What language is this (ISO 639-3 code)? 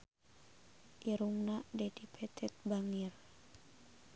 sun